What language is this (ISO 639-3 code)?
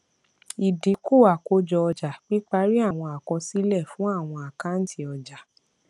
yor